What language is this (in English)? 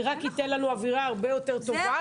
Hebrew